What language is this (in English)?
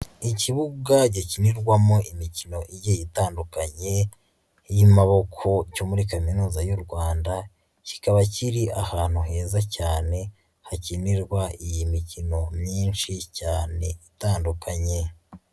Kinyarwanda